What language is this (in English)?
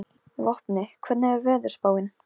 Icelandic